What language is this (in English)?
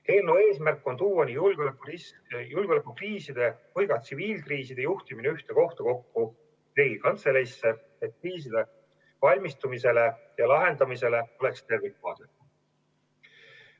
Estonian